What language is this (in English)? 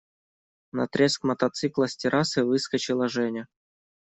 Russian